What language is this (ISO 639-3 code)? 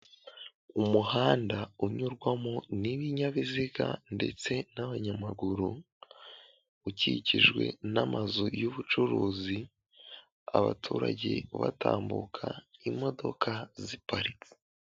kin